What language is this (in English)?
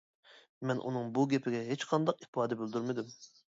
Uyghur